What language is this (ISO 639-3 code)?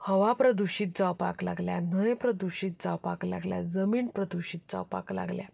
kok